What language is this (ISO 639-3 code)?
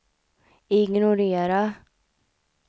swe